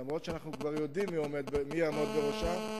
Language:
Hebrew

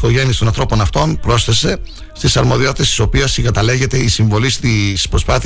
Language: Greek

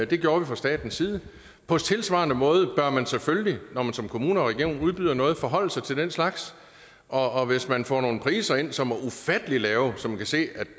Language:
Danish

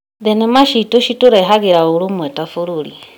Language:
Kikuyu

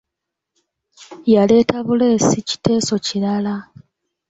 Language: Ganda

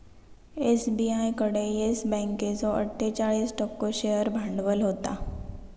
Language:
Marathi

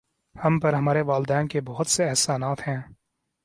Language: Urdu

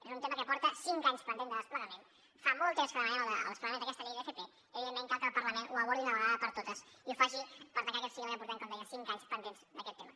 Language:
Catalan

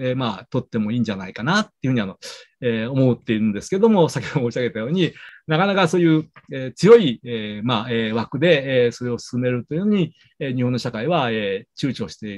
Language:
Japanese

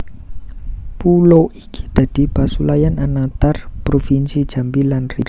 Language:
Javanese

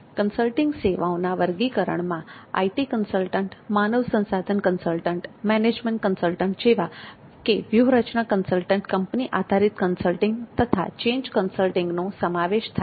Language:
Gujarati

